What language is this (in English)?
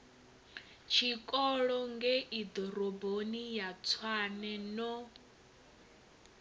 Venda